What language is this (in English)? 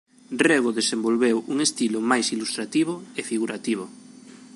Galician